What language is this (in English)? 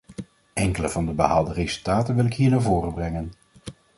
Dutch